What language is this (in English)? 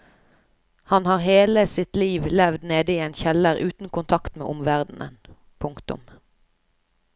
Norwegian